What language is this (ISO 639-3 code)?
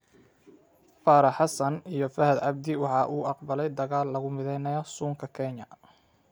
som